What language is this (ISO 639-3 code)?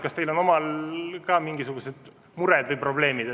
est